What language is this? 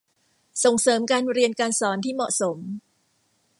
Thai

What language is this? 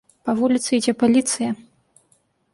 Belarusian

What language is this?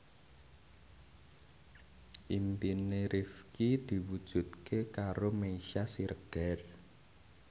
Javanese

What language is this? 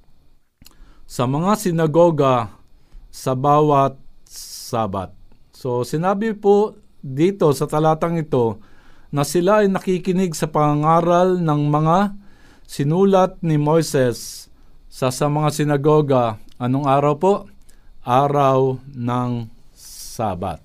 Filipino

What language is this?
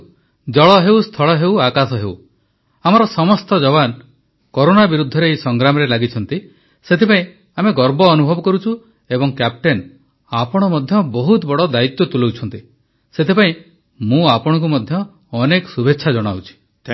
Odia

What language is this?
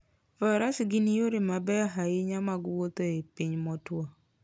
Luo (Kenya and Tanzania)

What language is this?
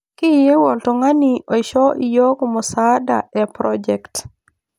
Masai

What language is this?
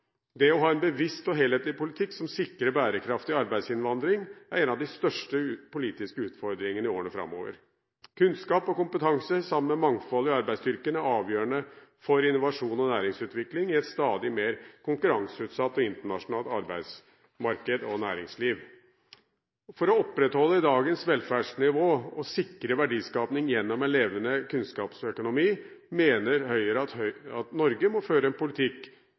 Norwegian Bokmål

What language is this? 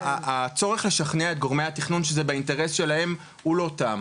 Hebrew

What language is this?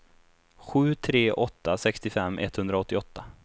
Swedish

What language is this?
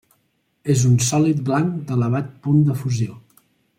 Catalan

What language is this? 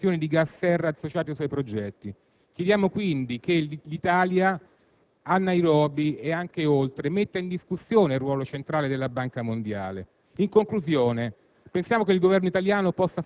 Italian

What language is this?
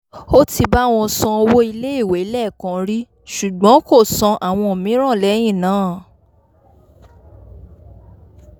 Yoruba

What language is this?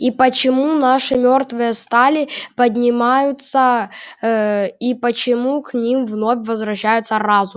Russian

